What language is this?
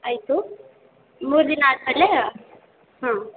Kannada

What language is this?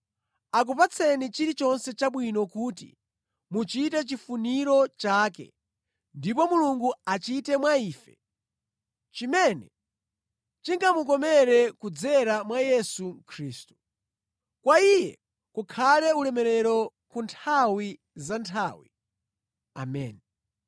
Nyanja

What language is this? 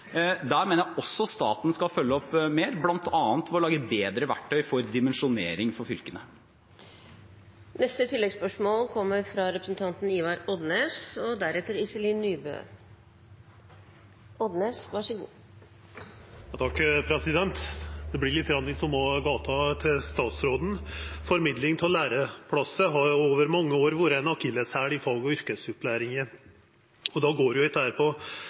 Norwegian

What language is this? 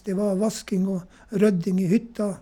Norwegian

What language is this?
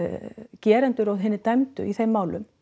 Icelandic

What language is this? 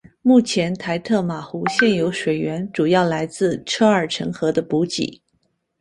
Chinese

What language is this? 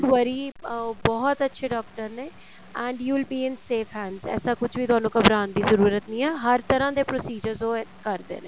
Punjabi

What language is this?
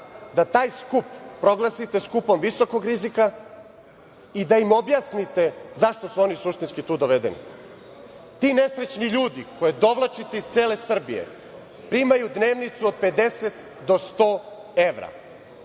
Serbian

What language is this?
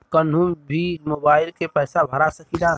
Bhojpuri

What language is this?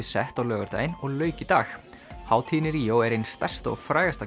Icelandic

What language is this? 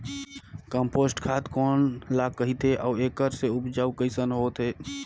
Chhattisgarhi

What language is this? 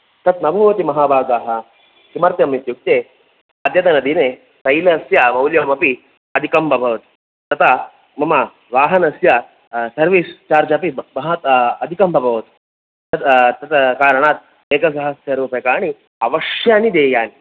Sanskrit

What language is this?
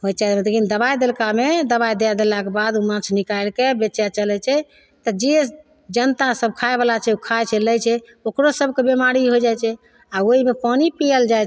Maithili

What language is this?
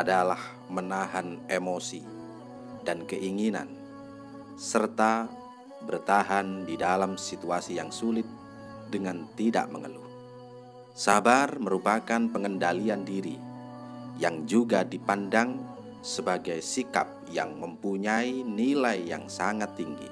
Indonesian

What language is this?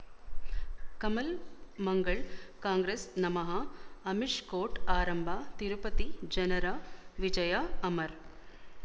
Kannada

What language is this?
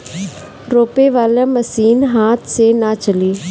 Bhojpuri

